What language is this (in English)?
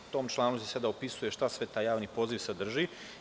Serbian